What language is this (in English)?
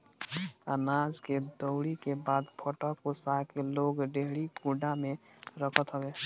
Bhojpuri